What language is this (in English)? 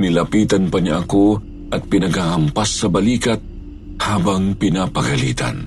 Filipino